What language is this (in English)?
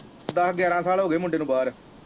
Punjabi